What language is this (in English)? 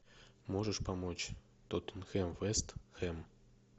Russian